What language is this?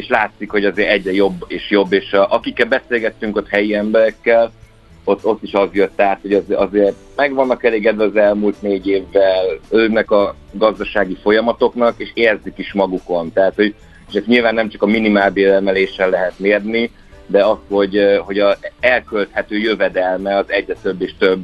Hungarian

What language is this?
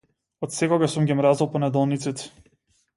Macedonian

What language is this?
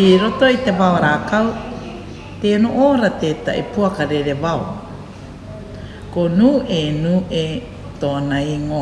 Māori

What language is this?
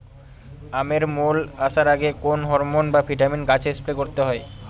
Bangla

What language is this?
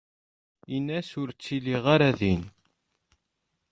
Kabyle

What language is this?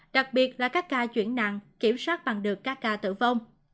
Vietnamese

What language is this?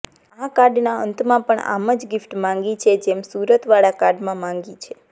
Gujarati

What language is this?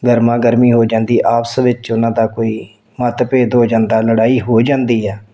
Punjabi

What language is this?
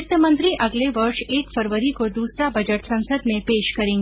Hindi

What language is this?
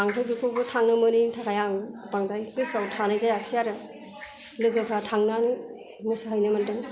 Bodo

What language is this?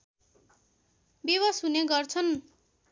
Nepali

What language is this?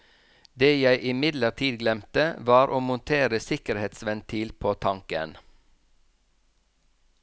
Norwegian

